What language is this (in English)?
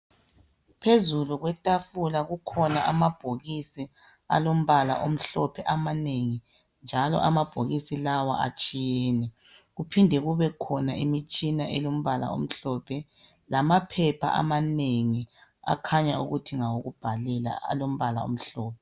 North Ndebele